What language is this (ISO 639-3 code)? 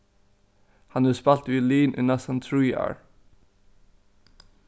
fao